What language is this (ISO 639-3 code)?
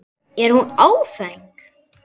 isl